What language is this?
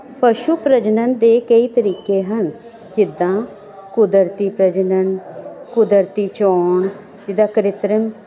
Punjabi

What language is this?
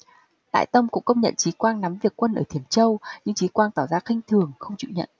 Vietnamese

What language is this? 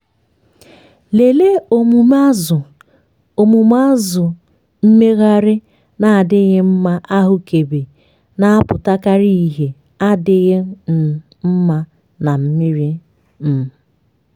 Igbo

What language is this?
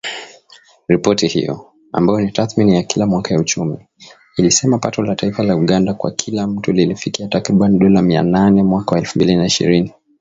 Swahili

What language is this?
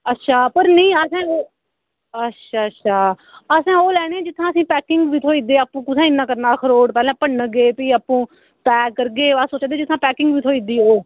Dogri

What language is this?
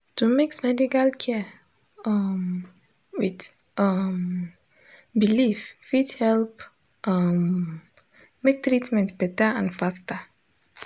Nigerian Pidgin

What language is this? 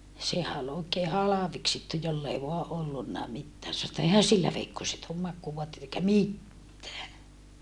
Finnish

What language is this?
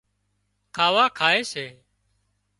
Wadiyara Koli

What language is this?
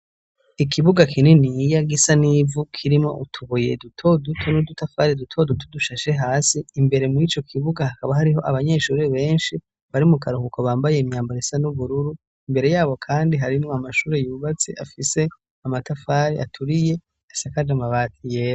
Rundi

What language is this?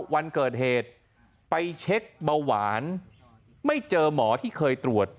Thai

